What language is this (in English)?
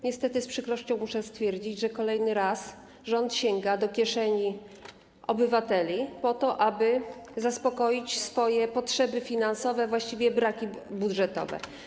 Polish